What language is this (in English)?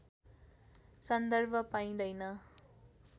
Nepali